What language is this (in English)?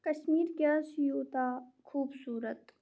Kashmiri